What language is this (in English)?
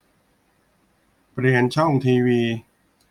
Thai